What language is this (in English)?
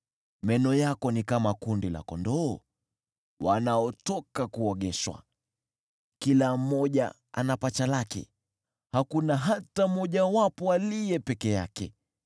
Swahili